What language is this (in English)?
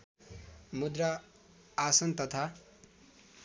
Nepali